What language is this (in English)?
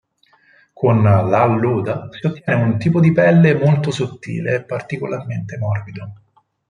Italian